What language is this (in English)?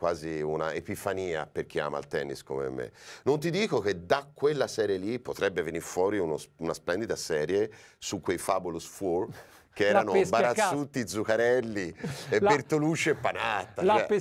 Italian